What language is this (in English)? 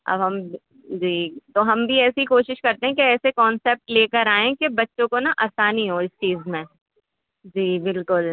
Urdu